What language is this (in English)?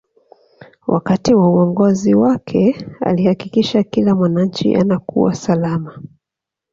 Swahili